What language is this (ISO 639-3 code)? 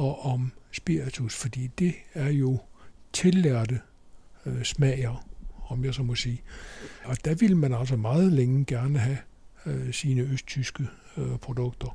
dan